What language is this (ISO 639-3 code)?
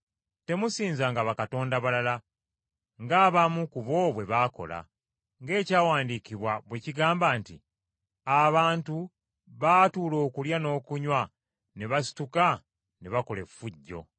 lug